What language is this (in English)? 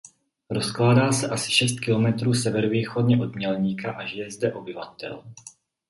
Czech